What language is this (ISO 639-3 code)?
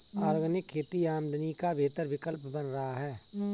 hin